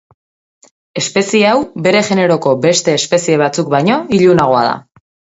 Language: Basque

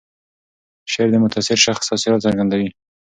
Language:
Pashto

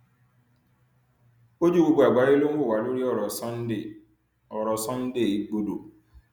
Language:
Yoruba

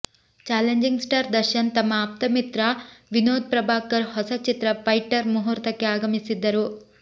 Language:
Kannada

